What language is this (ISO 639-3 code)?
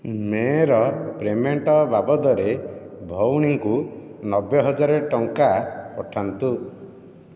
ori